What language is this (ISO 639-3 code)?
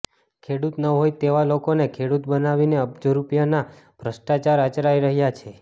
guj